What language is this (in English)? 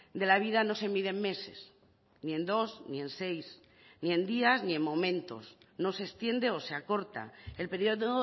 Spanish